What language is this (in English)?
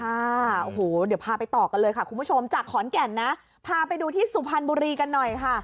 Thai